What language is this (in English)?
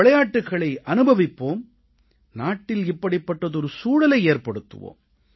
Tamil